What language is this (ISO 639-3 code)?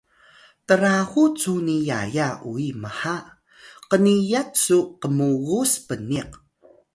tay